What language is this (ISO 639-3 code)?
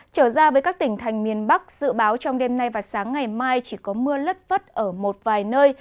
vie